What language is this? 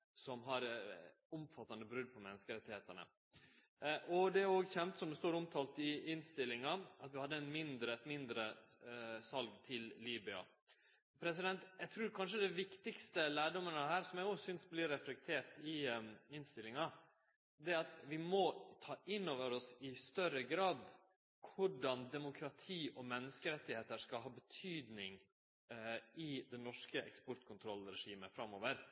Norwegian Nynorsk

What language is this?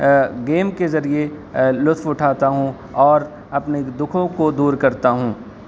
Urdu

